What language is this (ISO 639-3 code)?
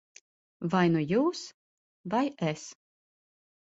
lav